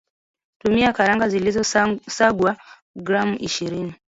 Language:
Swahili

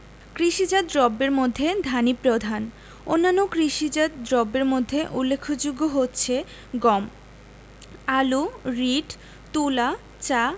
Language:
Bangla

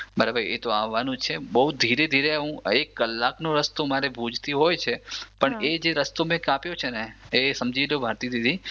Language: Gujarati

